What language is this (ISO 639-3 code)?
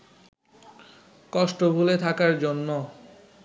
ben